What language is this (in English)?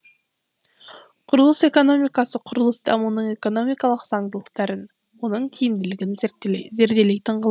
Kazakh